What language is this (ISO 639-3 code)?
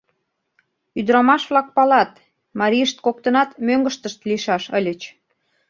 chm